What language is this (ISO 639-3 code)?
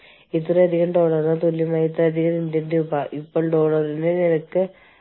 mal